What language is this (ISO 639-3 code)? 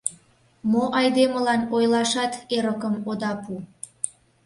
chm